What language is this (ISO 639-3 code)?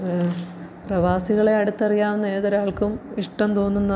mal